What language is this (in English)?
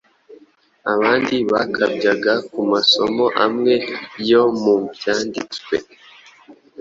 Kinyarwanda